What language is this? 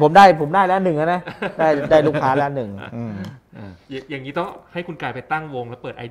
Thai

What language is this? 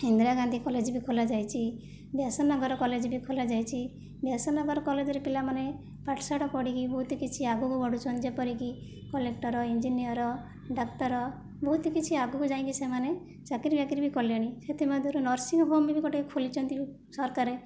Odia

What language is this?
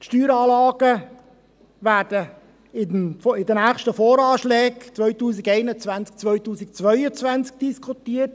Swiss German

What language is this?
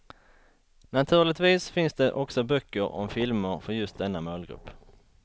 Swedish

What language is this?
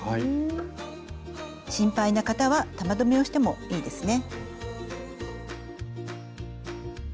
Japanese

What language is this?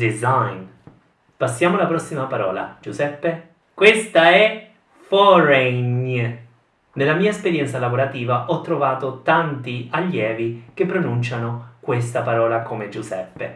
Italian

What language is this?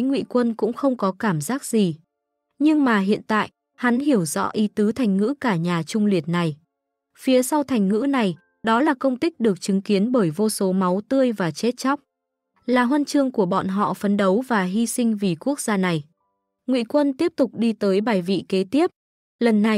Vietnamese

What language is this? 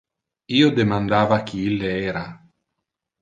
Interlingua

